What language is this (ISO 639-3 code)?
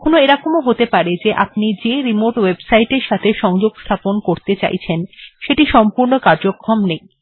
ben